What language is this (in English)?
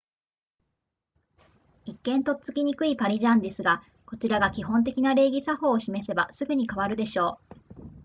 Japanese